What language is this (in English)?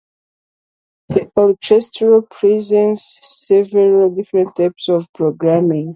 English